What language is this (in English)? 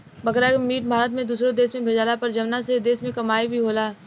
Bhojpuri